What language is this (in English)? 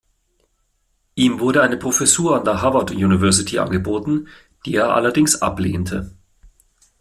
German